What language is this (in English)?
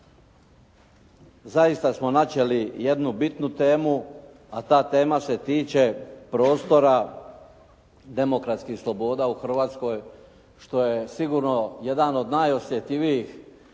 Croatian